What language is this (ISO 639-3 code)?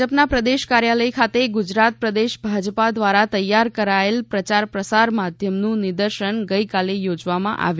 guj